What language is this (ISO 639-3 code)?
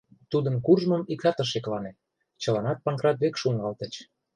chm